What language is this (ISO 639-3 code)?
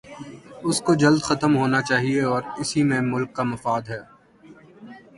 urd